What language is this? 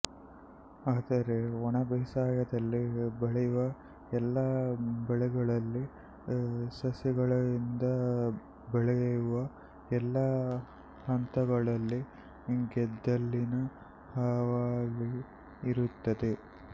Kannada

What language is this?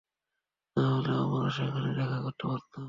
Bangla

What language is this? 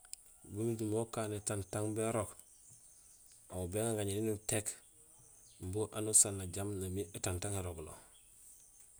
Gusilay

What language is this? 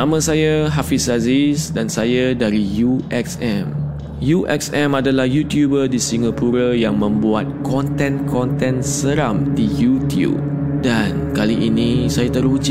Malay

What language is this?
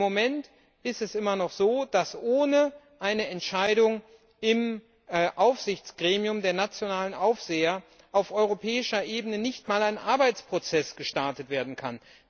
German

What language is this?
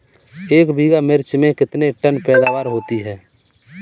Hindi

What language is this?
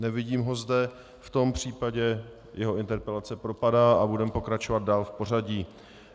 Czech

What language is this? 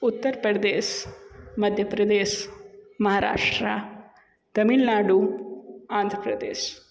Hindi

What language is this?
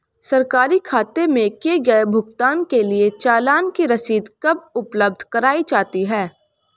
Hindi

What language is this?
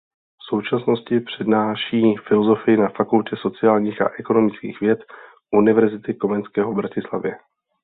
Czech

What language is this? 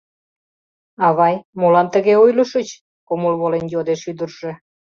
Mari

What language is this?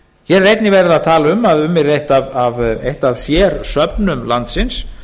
Icelandic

